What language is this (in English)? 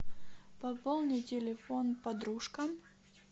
Russian